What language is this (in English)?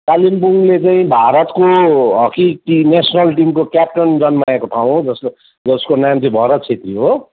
Nepali